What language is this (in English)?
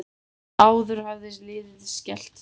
Icelandic